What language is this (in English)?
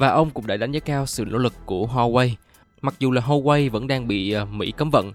Vietnamese